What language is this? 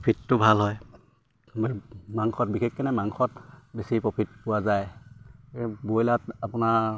Assamese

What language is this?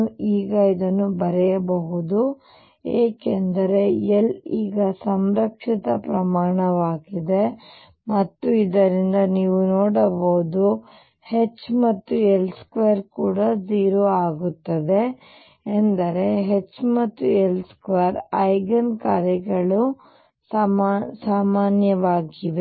Kannada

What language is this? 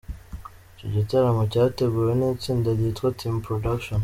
Kinyarwanda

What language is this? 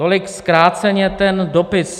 Czech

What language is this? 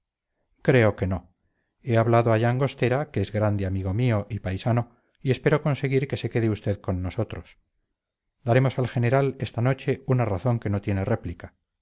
Spanish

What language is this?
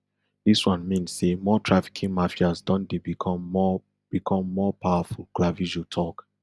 Nigerian Pidgin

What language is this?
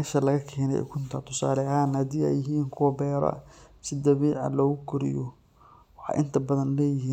Somali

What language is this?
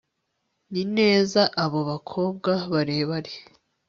Kinyarwanda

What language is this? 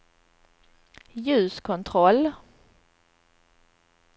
Swedish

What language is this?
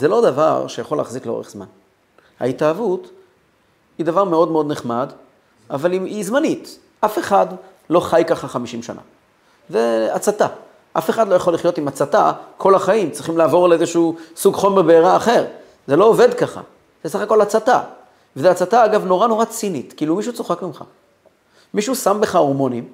Hebrew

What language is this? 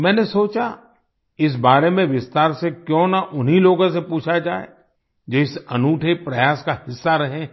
Hindi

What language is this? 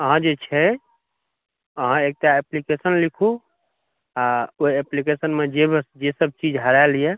Maithili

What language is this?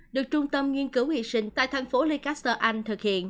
Vietnamese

